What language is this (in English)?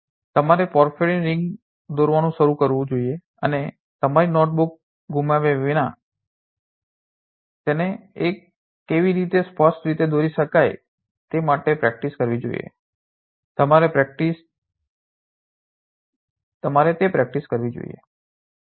Gujarati